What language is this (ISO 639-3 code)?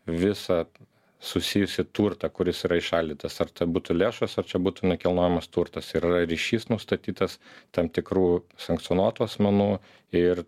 lit